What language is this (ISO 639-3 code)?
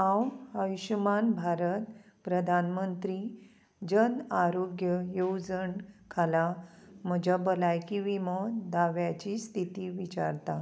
kok